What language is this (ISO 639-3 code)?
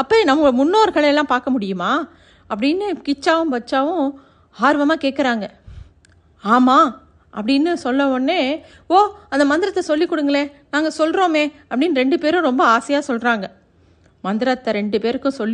tam